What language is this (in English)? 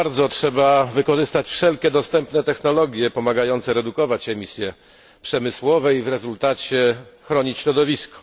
Polish